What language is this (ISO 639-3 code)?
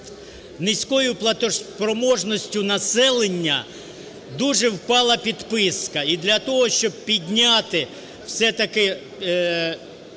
ukr